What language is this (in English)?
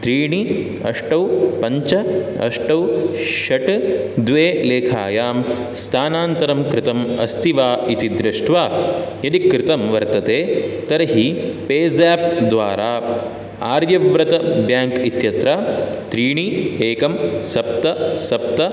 Sanskrit